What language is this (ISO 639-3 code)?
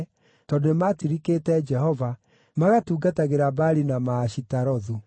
kik